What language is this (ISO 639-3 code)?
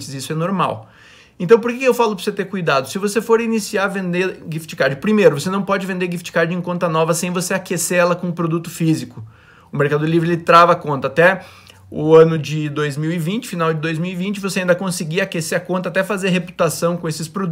por